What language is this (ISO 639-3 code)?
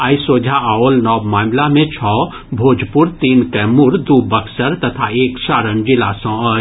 mai